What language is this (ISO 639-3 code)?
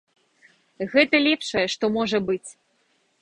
bel